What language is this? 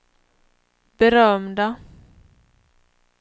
Swedish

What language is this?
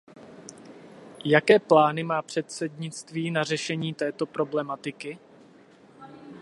Czech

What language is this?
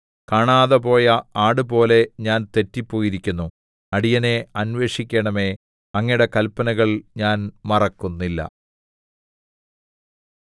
Malayalam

